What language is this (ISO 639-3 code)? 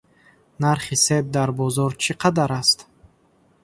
tgk